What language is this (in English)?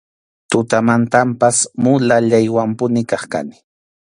Arequipa-La Unión Quechua